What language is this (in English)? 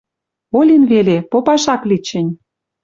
Western Mari